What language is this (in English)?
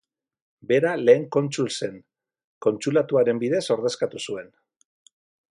Basque